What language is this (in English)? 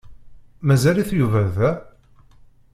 Kabyle